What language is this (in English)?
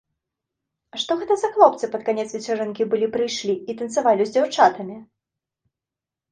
Belarusian